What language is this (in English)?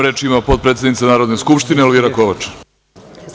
Serbian